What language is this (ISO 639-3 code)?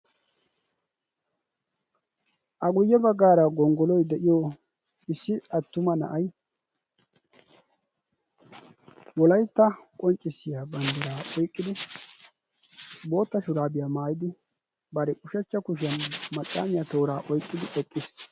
wal